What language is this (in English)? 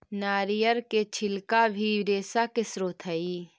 Magahi